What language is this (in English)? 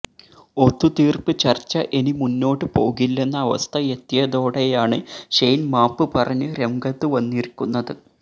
Malayalam